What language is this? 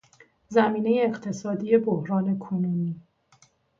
Persian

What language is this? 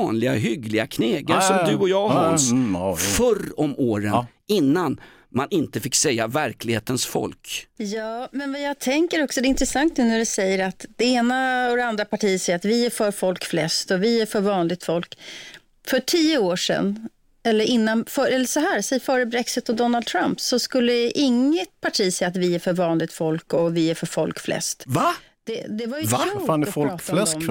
Swedish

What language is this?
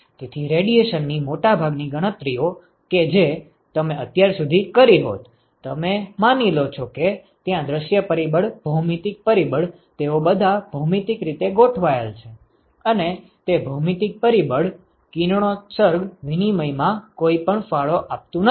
Gujarati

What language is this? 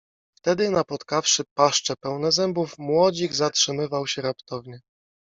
Polish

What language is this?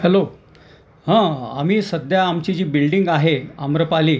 Marathi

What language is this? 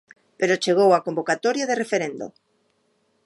Galician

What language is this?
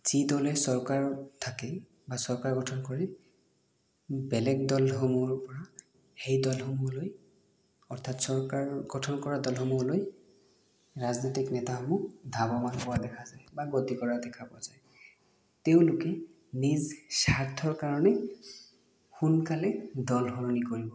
Assamese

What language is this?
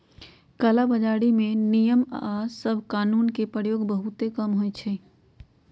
Magahi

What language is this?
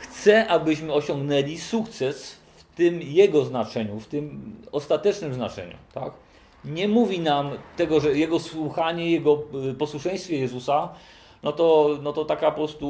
Polish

